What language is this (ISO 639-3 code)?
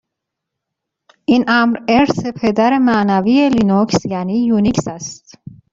fas